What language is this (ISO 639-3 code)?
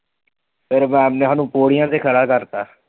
pan